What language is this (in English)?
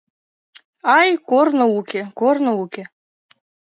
Mari